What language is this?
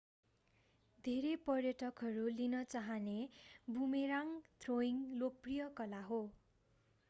Nepali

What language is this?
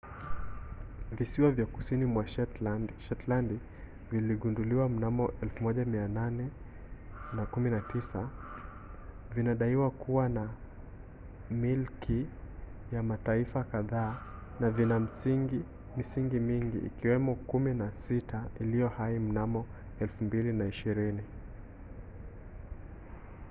Swahili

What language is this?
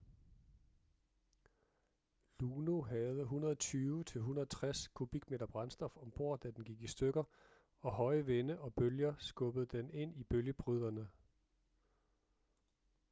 Danish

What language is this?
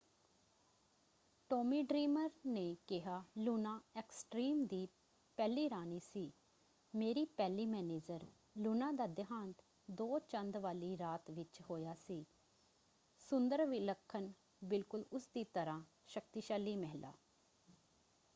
Punjabi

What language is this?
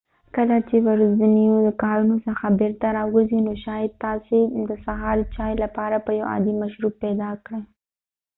Pashto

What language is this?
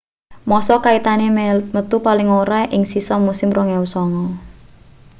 Javanese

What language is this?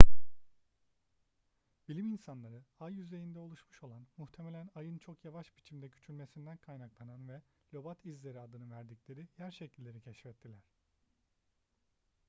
Turkish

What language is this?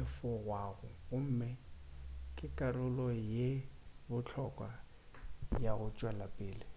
Northern Sotho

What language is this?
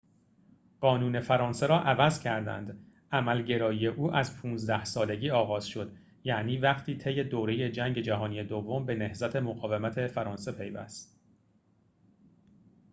Persian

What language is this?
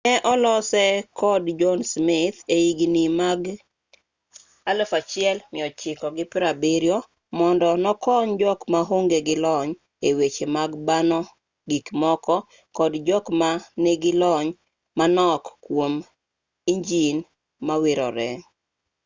Luo (Kenya and Tanzania)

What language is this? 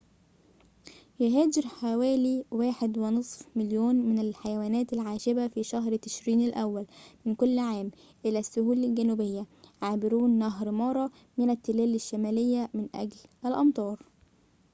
Arabic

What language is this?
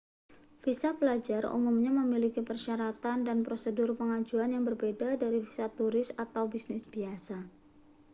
Indonesian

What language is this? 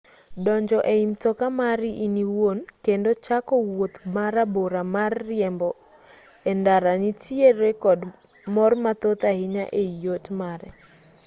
Luo (Kenya and Tanzania)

